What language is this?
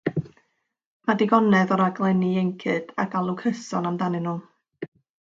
Welsh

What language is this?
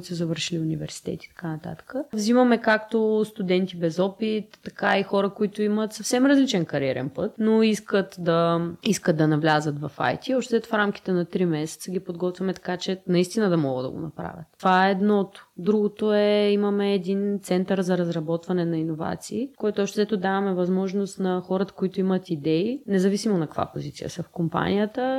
Bulgarian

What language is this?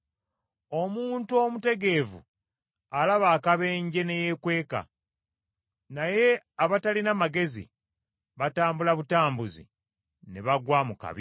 Ganda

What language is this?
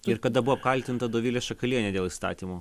Lithuanian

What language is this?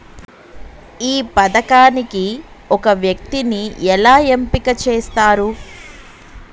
Telugu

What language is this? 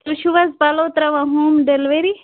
Kashmiri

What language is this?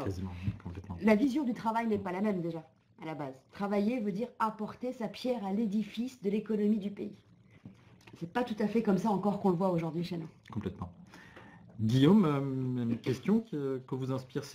French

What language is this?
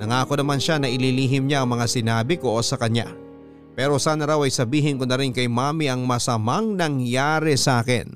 Filipino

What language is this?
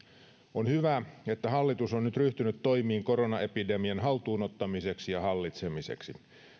Finnish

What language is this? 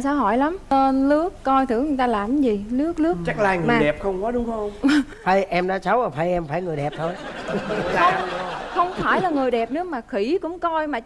Vietnamese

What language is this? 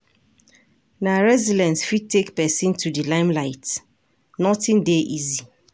Nigerian Pidgin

